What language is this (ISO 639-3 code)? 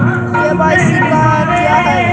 mag